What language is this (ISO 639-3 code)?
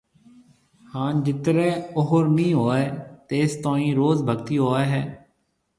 mve